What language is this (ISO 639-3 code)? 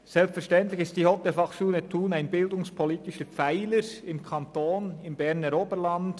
gsw